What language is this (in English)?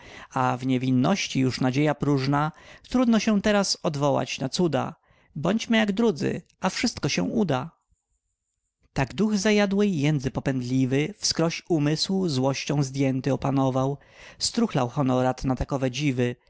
Polish